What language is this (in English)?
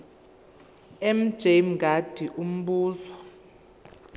Zulu